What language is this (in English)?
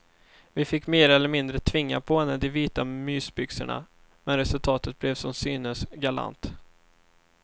Swedish